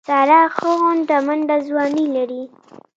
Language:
Pashto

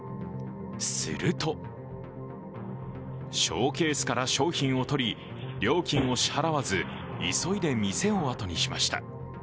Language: Japanese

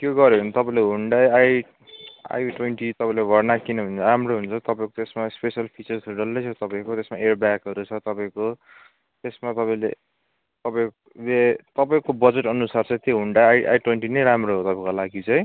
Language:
Nepali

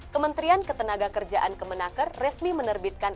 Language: Indonesian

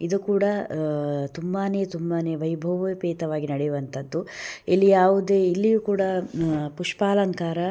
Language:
Kannada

